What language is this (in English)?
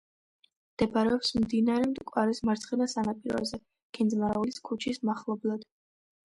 Georgian